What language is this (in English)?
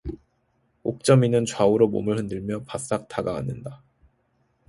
Korean